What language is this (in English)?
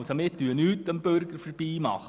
Swiss German